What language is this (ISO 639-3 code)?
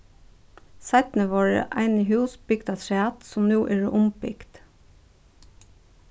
fao